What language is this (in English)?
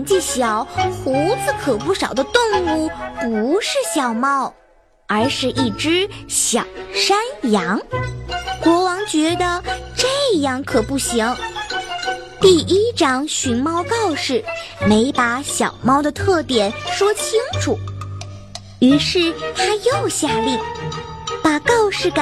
Chinese